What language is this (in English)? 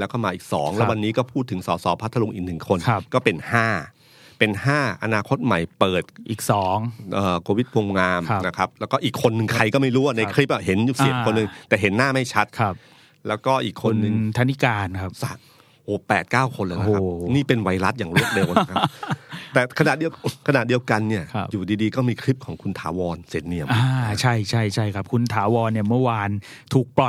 Thai